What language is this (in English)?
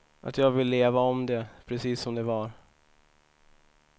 Swedish